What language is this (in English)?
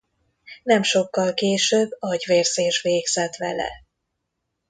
Hungarian